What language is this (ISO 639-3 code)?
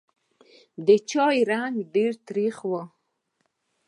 pus